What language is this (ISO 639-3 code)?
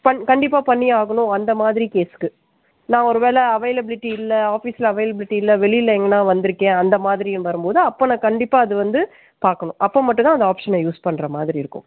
tam